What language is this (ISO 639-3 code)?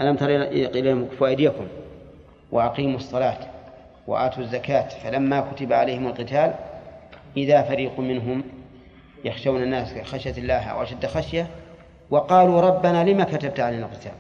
ara